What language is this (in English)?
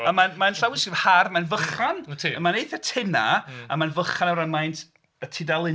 Welsh